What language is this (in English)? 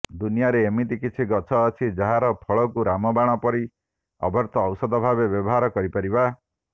Odia